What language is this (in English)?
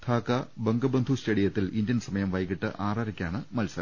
Malayalam